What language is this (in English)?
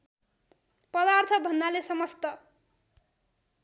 Nepali